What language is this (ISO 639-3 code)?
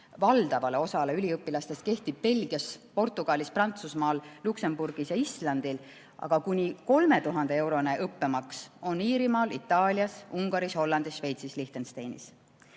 est